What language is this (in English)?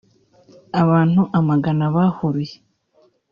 Kinyarwanda